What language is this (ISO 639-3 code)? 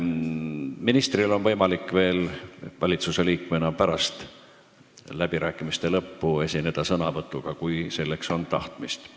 est